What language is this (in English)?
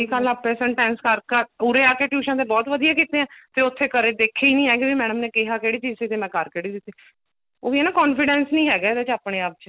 Punjabi